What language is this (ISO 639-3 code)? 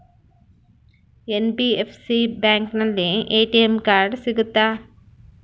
kan